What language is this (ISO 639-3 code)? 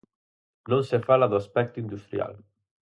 glg